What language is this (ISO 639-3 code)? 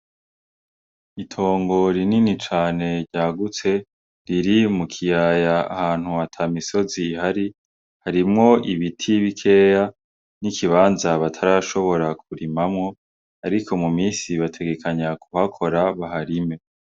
run